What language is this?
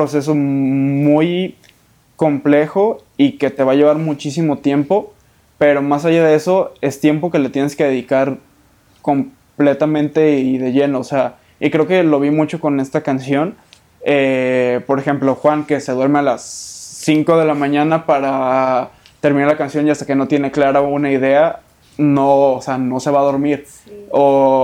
Spanish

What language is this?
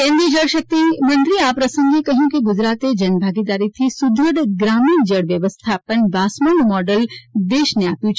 Gujarati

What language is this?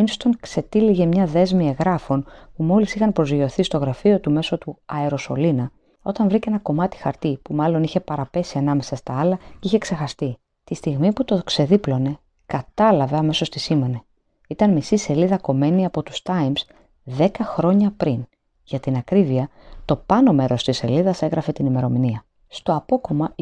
Greek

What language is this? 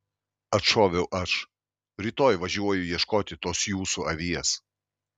Lithuanian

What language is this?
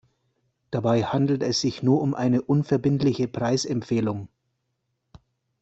German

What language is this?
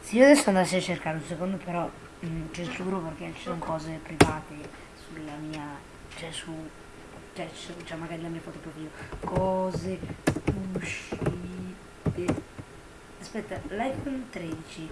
Italian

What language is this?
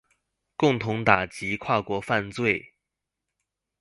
Chinese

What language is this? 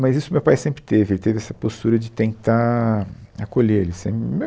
Portuguese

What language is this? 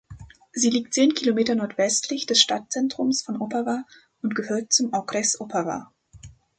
German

